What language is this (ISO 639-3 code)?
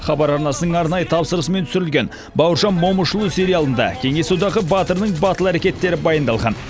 kaz